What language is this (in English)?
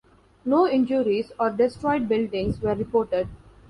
English